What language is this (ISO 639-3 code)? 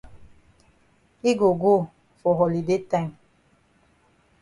wes